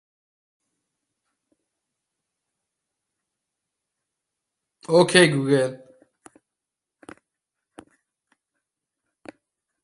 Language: Persian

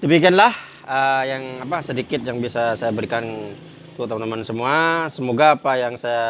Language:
Indonesian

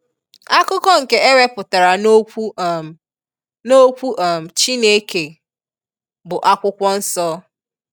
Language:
Igbo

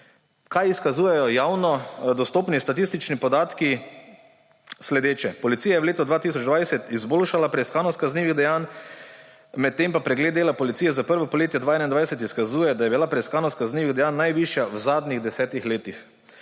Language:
Slovenian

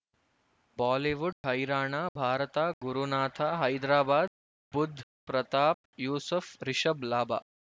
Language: Kannada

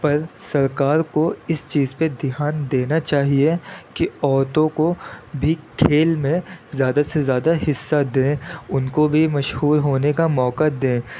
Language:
Urdu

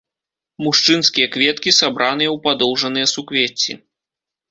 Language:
Belarusian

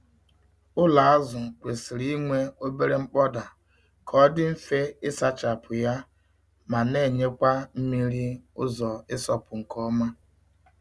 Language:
Igbo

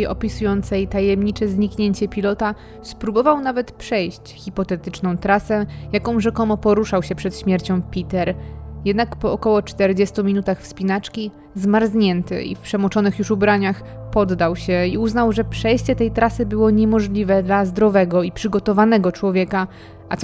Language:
Polish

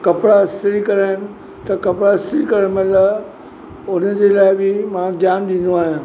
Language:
Sindhi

